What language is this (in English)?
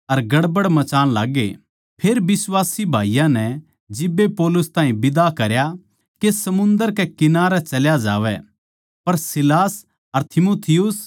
Haryanvi